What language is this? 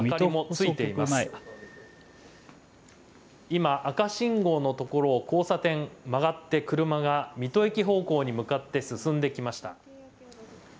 Japanese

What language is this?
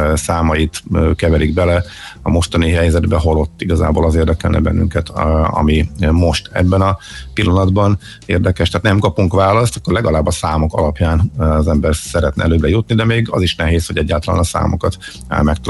Hungarian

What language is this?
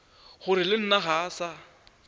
Northern Sotho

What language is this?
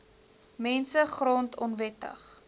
Afrikaans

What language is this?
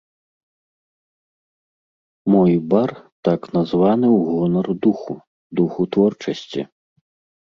Belarusian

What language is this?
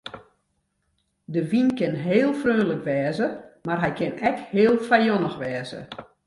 Western Frisian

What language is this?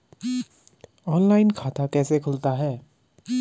Hindi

